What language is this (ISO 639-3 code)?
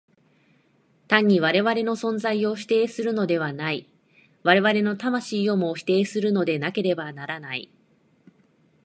jpn